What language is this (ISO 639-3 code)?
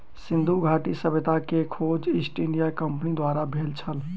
mai